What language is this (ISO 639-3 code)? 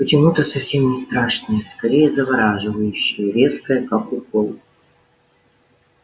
rus